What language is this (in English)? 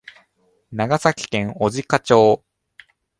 Japanese